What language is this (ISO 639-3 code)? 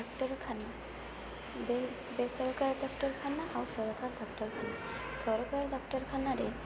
ori